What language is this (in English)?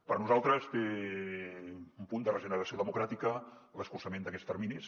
Catalan